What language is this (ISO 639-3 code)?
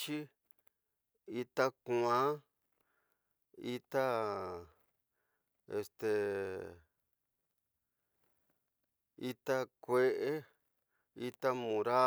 mtx